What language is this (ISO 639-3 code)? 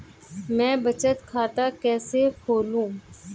hin